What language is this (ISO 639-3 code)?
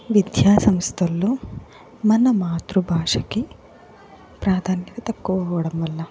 tel